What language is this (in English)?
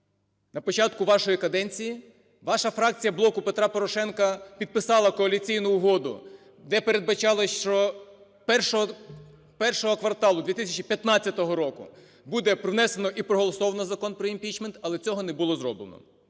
Ukrainian